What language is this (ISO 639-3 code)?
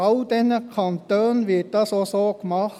gsw